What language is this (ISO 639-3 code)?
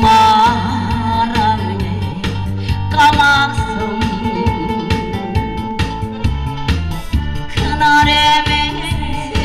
kor